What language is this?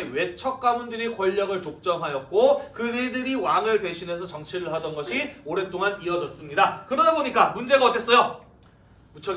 Korean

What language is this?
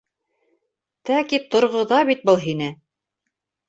Bashkir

